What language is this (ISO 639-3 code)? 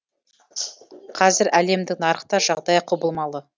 kaz